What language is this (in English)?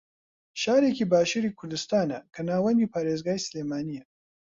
Central Kurdish